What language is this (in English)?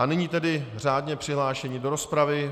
Czech